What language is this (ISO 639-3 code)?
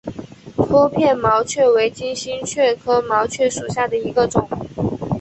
zho